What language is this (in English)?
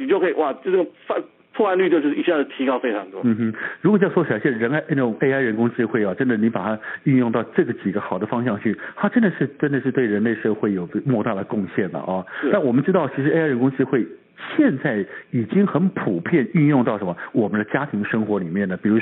Chinese